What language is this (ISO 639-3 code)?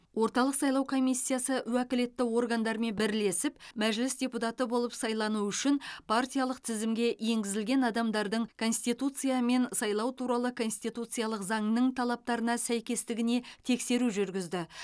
kaz